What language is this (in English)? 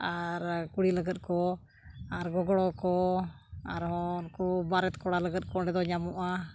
Santali